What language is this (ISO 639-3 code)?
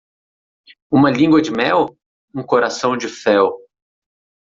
por